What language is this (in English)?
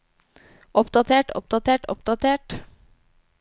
Norwegian